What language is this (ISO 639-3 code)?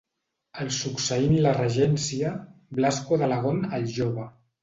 cat